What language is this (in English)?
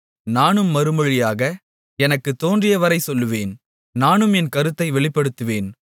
Tamil